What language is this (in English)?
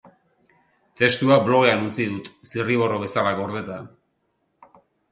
Basque